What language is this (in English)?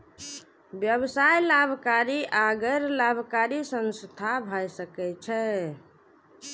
Maithili